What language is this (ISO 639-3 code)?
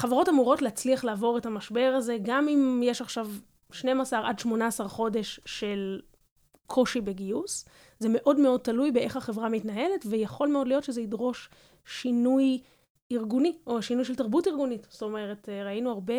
heb